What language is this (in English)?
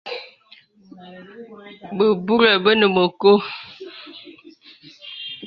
Bebele